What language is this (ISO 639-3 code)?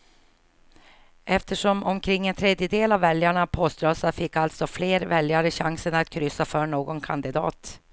swe